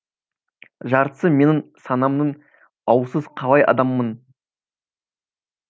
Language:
Kazakh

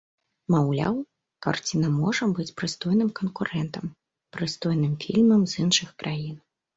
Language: Belarusian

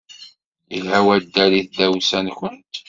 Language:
Kabyle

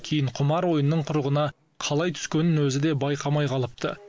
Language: Kazakh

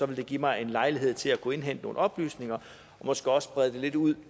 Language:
Danish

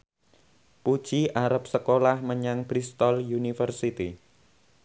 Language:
Javanese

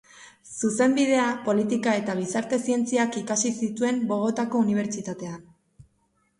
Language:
Basque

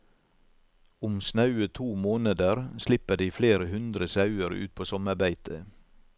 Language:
Norwegian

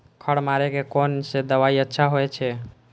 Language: Maithili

